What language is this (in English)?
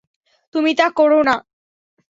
Bangla